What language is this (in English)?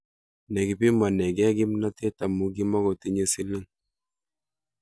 Kalenjin